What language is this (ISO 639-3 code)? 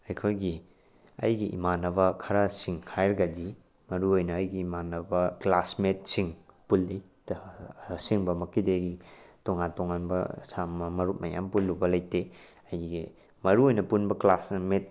mni